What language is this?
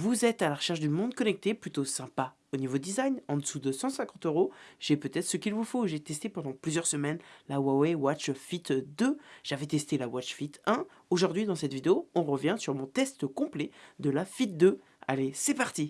French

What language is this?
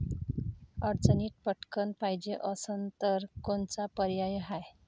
Marathi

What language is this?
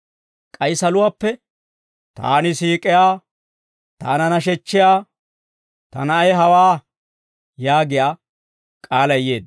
Dawro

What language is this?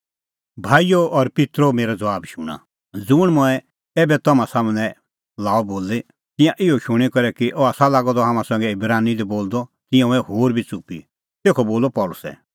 Kullu Pahari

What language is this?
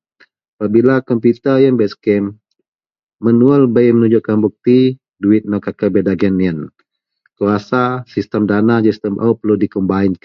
Central Melanau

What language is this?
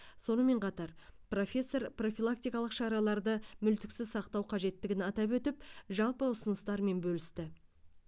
Kazakh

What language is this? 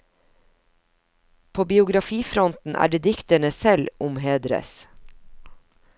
Norwegian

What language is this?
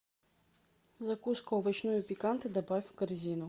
Russian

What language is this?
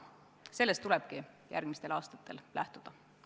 Estonian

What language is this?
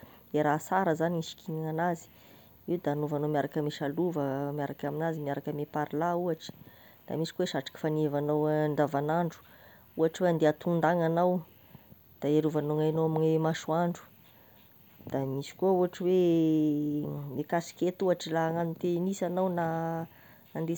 Tesaka Malagasy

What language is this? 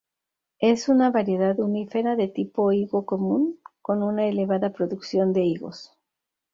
Spanish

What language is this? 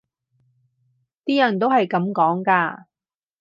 Cantonese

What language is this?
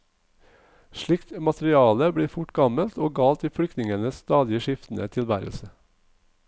Norwegian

